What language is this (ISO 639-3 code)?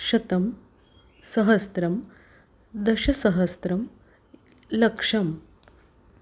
san